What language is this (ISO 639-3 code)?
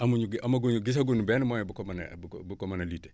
wol